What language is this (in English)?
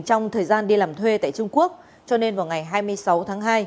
Vietnamese